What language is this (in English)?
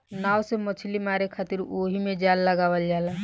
Bhojpuri